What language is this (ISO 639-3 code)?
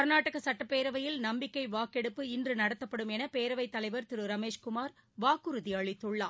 tam